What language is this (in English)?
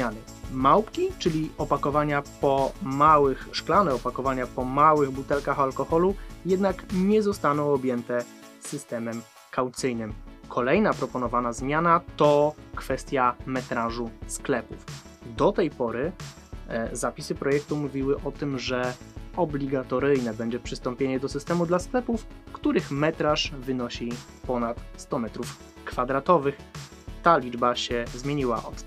Polish